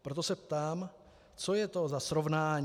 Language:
Czech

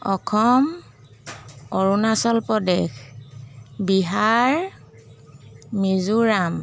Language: Assamese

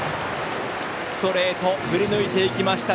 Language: Japanese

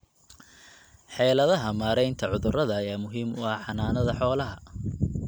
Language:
Somali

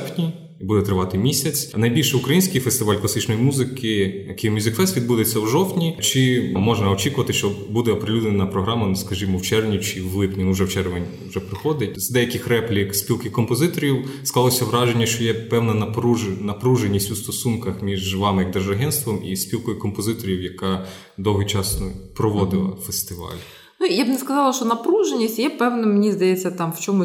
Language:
Ukrainian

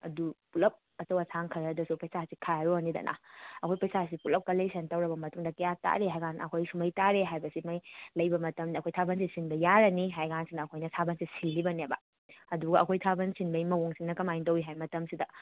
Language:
Manipuri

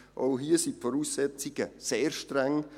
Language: Swiss German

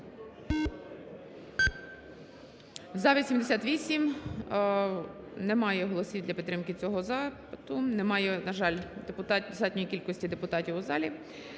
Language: Ukrainian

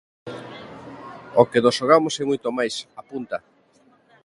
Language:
Galician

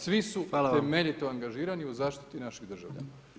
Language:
Croatian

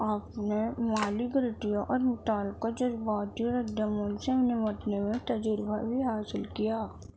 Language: Urdu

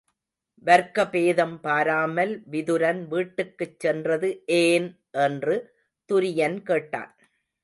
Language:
Tamil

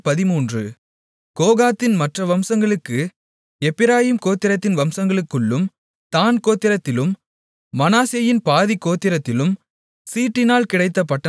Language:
Tamil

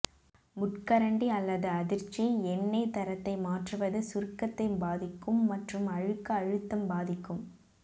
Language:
Tamil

